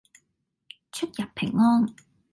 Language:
Cantonese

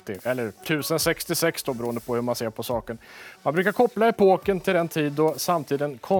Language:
Swedish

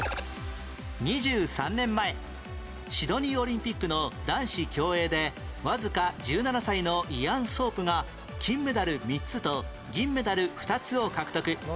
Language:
Japanese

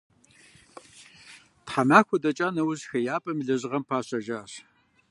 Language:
Kabardian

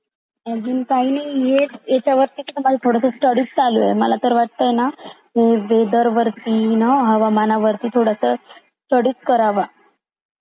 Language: Marathi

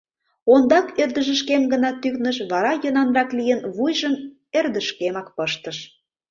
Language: Mari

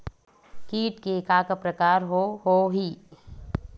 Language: Chhattisgarhi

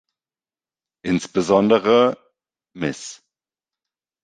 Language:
German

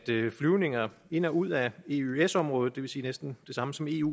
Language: Danish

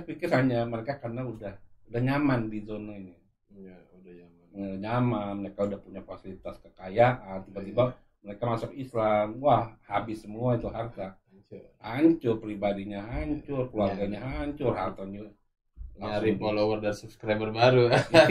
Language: Indonesian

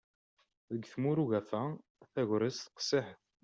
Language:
Kabyle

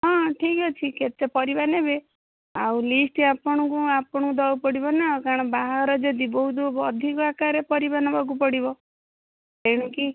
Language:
Odia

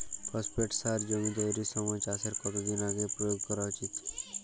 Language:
Bangla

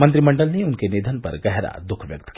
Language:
Hindi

